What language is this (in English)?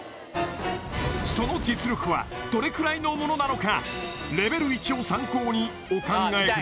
Japanese